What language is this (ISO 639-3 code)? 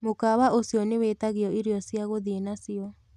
kik